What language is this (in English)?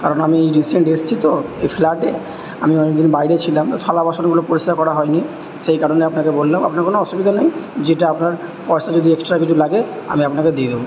Bangla